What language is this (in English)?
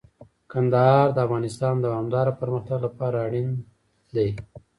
Pashto